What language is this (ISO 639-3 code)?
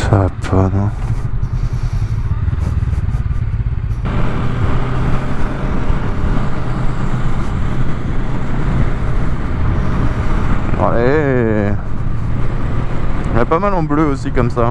fra